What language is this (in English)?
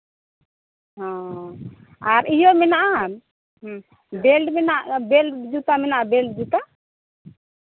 Santali